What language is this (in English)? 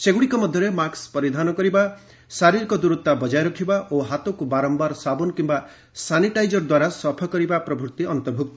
Odia